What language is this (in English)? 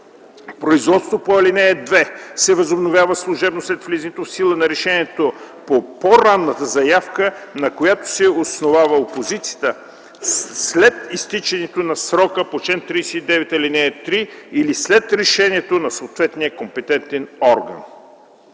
Bulgarian